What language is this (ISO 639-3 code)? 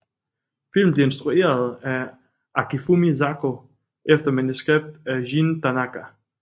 dan